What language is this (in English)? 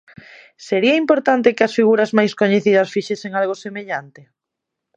Galician